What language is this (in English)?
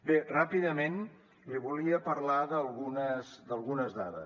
Catalan